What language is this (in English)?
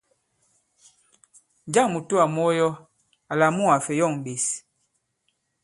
Bankon